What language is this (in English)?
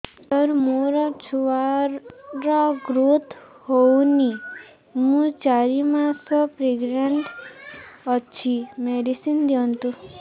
Odia